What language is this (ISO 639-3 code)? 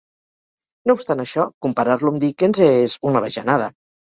cat